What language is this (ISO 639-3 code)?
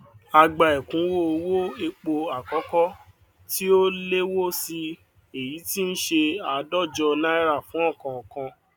yor